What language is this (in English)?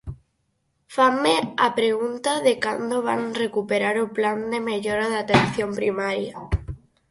Galician